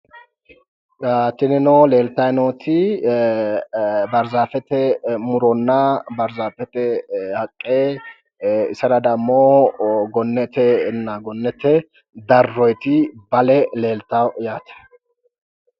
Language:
Sidamo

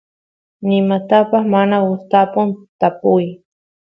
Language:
Santiago del Estero Quichua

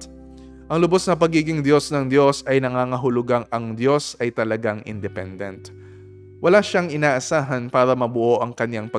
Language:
Filipino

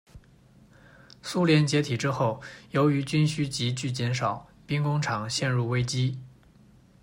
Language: Chinese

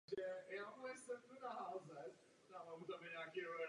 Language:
Czech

